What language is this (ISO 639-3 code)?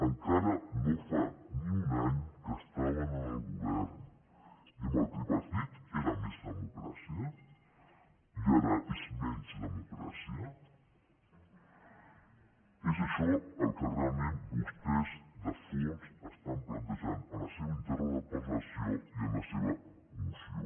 cat